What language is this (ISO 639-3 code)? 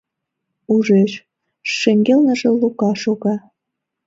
chm